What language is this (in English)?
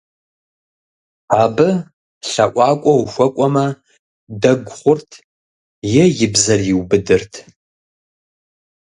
Kabardian